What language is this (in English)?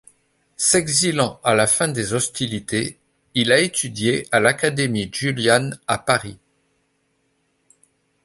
French